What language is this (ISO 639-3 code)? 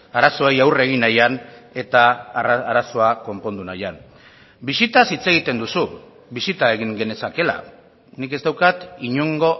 eus